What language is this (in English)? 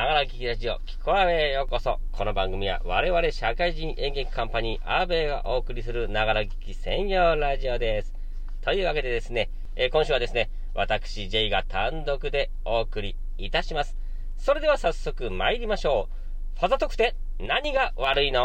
Japanese